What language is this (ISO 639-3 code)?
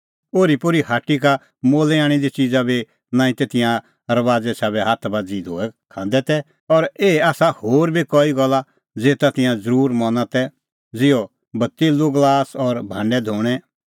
kfx